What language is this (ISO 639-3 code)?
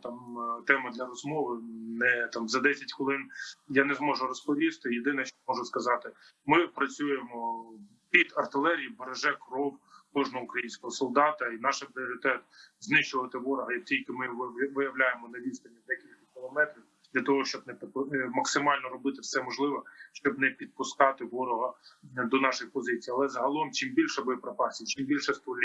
ukr